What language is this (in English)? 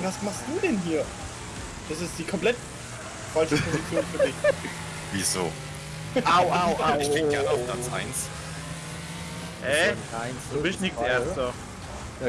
German